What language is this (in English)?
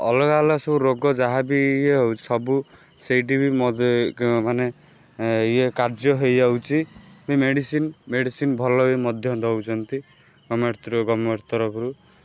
Odia